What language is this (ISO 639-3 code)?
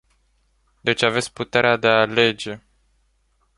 ron